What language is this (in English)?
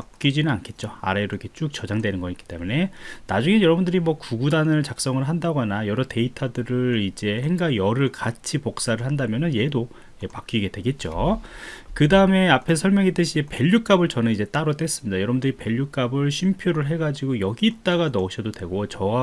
Korean